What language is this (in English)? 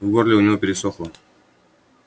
Russian